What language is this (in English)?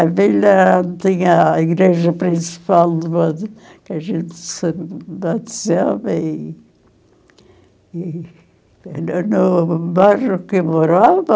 Portuguese